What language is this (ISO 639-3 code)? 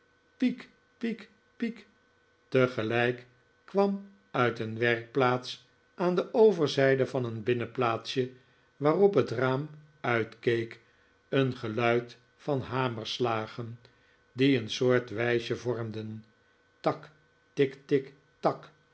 nld